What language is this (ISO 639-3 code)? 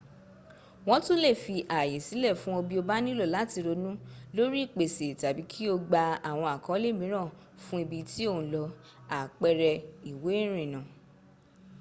yor